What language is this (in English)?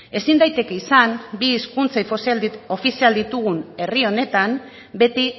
Basque